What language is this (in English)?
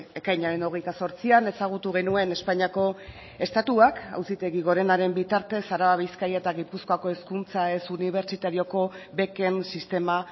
Basque